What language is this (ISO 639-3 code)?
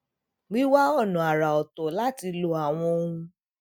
yor